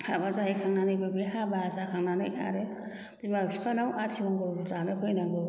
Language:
Bodo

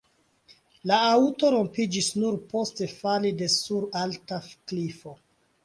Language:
Esperanto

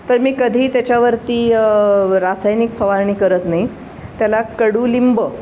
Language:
Marathi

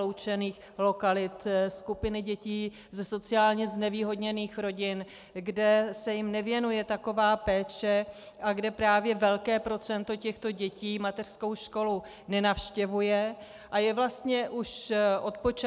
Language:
Czech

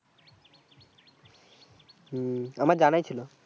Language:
Bangla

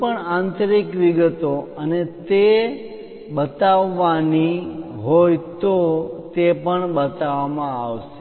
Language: Gujarati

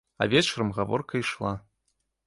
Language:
Belarusian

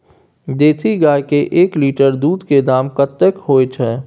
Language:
Maithili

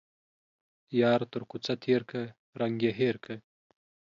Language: Pashto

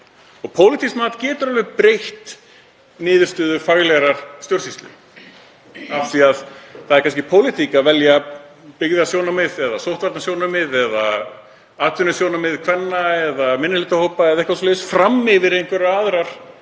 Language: Icelandic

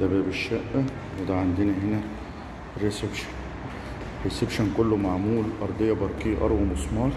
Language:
Arabic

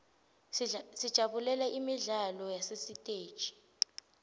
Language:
Swati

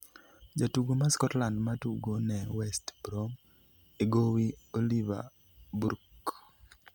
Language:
Luo (Kenya and Tanzania)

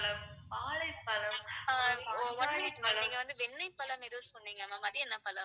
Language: Tamil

